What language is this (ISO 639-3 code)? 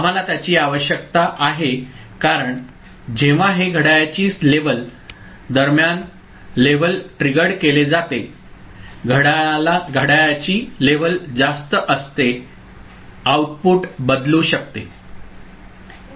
mar